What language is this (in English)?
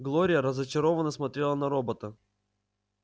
Russian